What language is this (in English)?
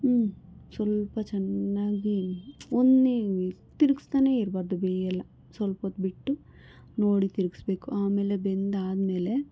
Kannada